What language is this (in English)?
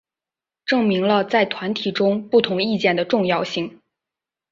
Chinese